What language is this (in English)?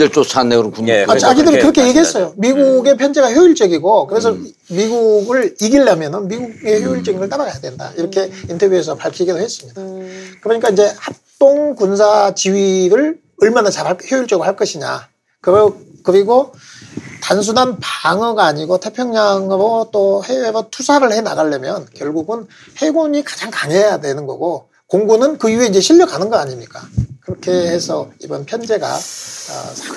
Korean